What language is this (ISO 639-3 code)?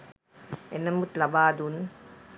sin